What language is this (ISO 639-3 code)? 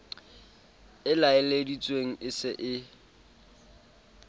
sot